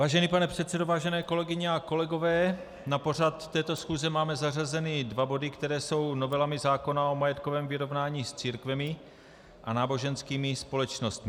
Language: Czech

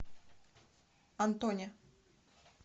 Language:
Russian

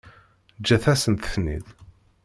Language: Kabyle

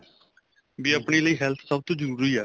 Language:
Punjabi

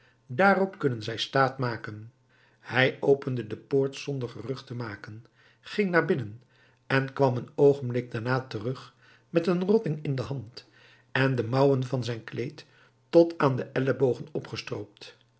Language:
Dutch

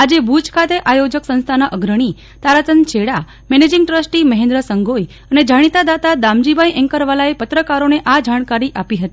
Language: Gujarati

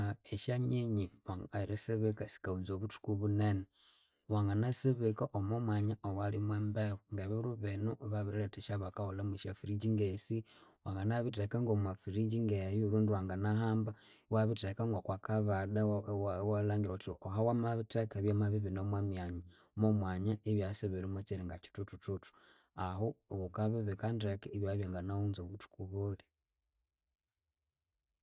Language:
Konzo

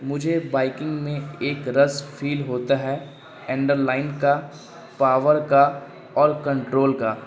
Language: Urdu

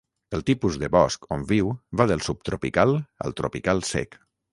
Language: Catalan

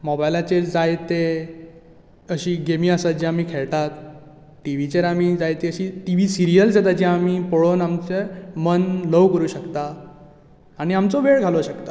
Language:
Konkani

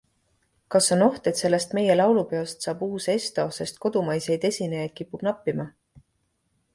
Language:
Estonian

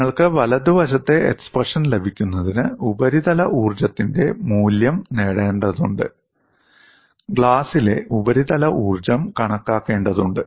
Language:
Malayalam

